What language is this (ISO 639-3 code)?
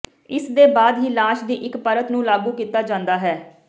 pan